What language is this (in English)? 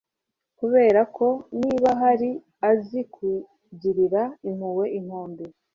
Kinyarwanda